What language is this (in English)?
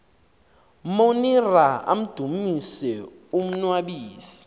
Xhosa